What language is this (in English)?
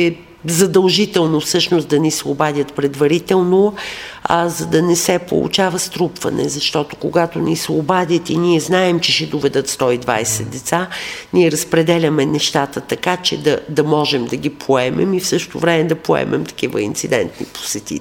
Bulgarian